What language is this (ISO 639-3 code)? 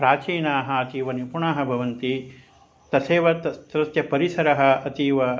san